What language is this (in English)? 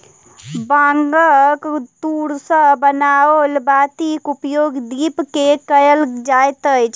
Maithili